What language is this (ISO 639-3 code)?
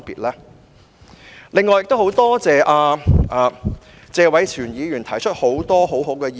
yue